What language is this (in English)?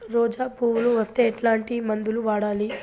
Telugu